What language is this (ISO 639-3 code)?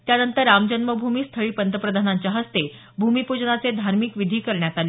mar